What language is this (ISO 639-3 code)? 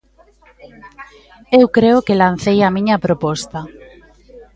glg